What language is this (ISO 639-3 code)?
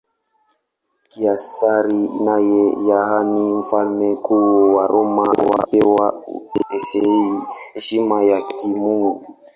swa